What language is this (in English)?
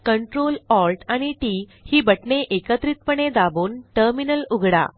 Marathi